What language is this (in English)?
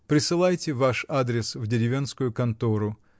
Russian